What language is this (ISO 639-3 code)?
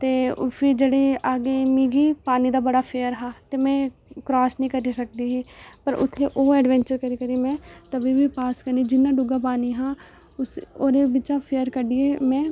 doi